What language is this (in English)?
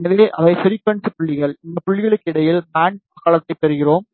Tamil